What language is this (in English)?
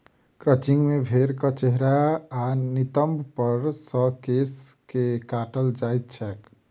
Maithili